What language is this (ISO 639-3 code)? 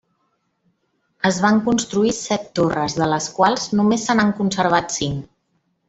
cat